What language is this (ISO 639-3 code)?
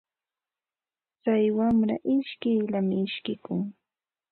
qva